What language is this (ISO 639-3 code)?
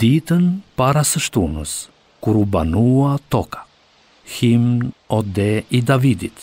ron